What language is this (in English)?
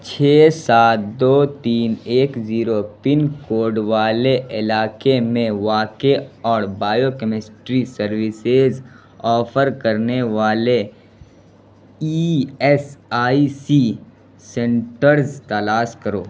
Urdu